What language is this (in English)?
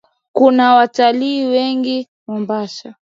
Swahili